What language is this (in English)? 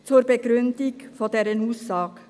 Swiss German